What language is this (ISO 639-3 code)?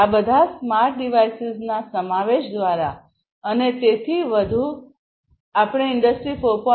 guj